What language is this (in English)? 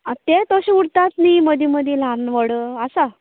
Konkani